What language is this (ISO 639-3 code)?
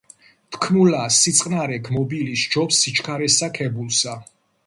kat